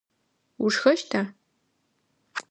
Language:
Adyghe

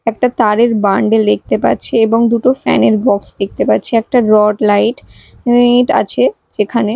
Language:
Bangla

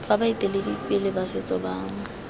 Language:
Tswana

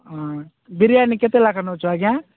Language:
Odia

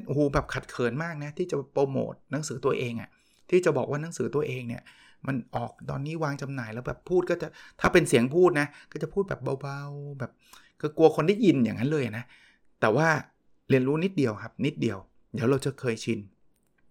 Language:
Thai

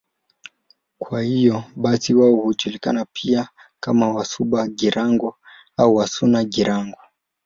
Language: Swahili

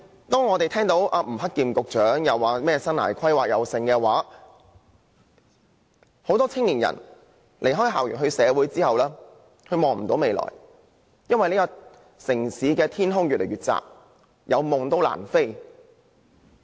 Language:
Cantonese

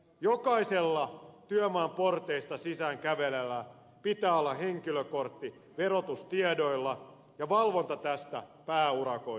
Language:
Finnish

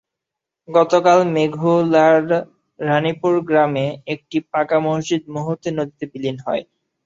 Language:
Bangla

